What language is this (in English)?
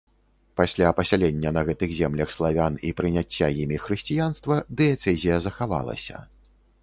Belarusian